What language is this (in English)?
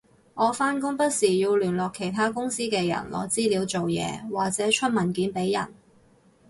Cantonese